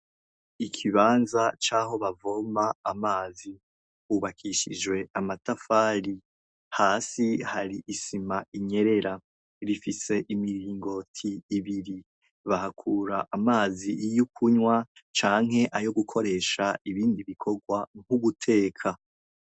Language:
Rundi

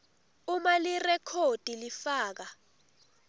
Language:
Swati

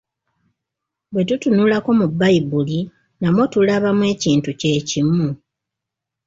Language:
Ganda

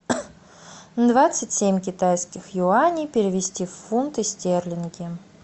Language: Russian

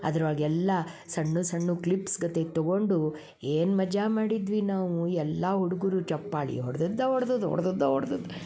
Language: Kannada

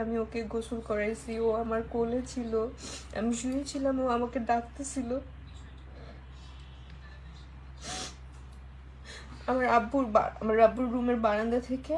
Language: Bangla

